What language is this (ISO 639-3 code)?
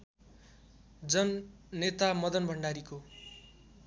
nep